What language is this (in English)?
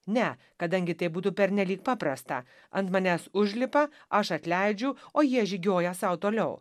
Lithuanian